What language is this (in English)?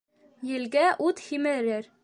Bashkir